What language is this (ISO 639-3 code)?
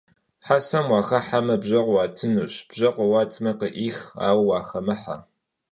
kbd